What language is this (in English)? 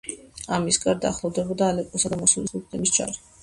Georgian